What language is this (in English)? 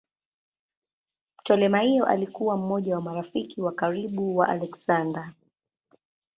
Swahili